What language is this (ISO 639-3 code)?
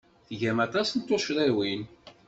kab